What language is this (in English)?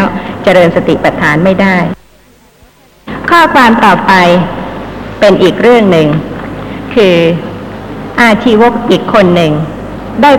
Thai